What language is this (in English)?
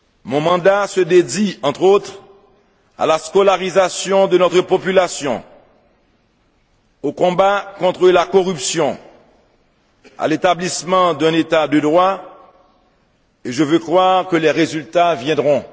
French